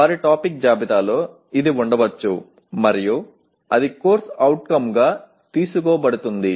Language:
Telugu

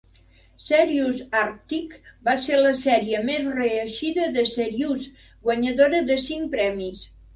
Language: Catalan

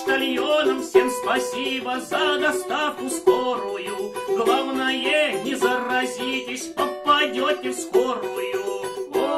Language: Russian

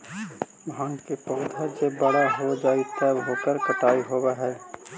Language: Magahi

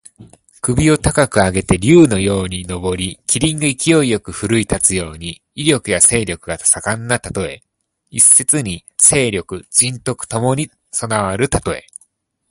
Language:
Japanese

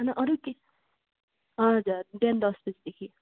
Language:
Nepali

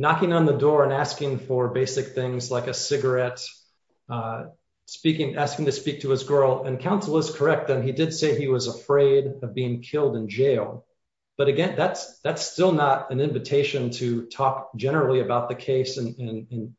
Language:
English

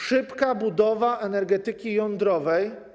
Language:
Polish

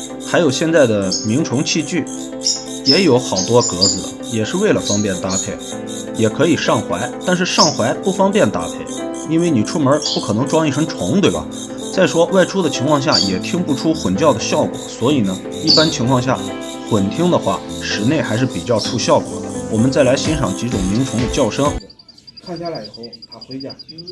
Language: Chinese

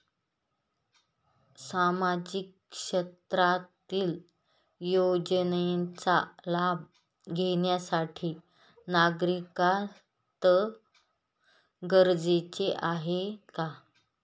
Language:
Marathi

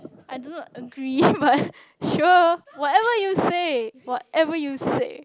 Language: English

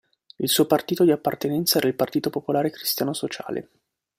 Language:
Italian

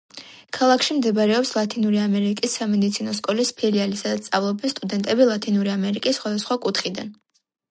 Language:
Georgian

